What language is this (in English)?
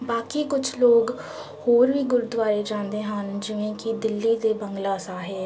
Punjabi